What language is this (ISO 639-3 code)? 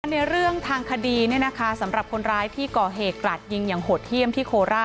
tha